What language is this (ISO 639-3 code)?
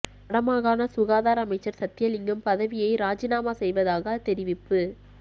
tam